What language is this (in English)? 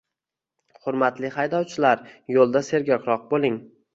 Uzbek